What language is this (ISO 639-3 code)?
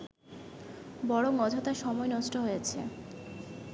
ben